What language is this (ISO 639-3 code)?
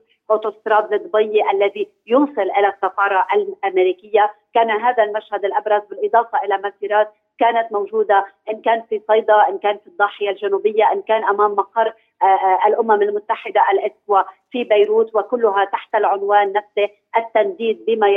ara